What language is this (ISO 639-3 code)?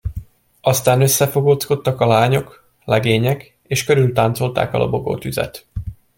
hun